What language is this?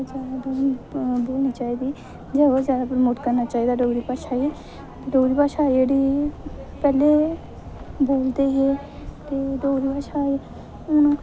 Dogri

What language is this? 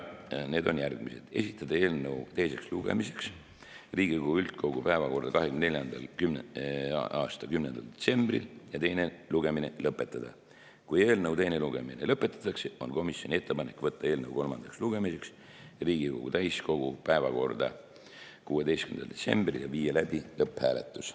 Estonian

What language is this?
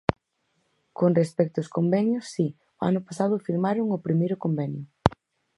Galician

